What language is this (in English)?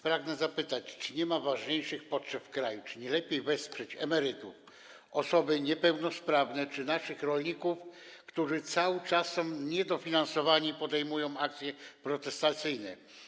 Polish